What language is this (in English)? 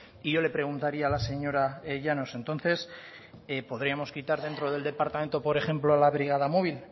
Spanish